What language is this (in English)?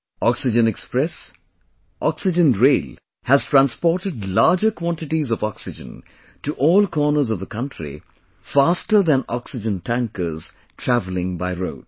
English